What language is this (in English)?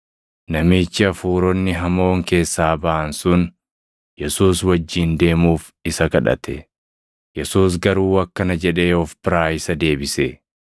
Oromo